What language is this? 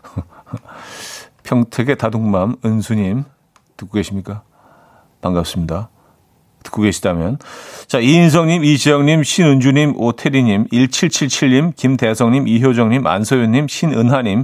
Korean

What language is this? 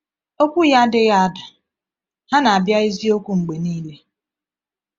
Igbo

